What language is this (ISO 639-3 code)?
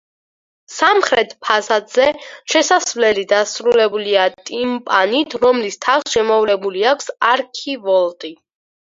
kat